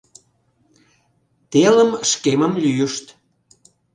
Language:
Mari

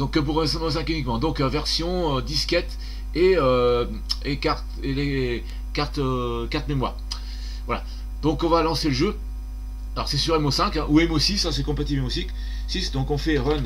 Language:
French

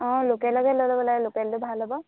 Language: Assamese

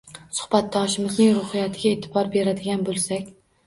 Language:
Uzbek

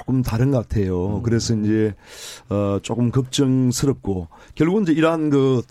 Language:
Korean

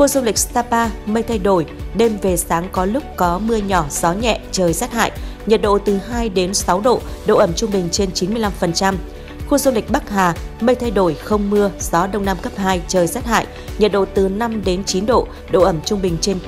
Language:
Vietnamese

